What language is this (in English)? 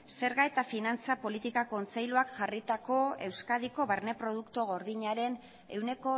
Basque